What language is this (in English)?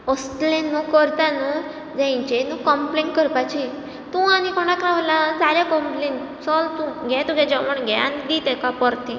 Konkani